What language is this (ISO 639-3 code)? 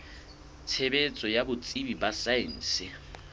sot